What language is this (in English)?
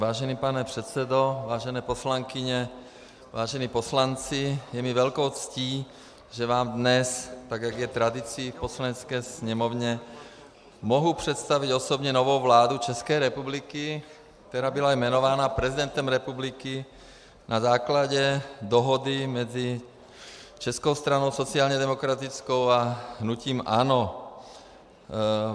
Czech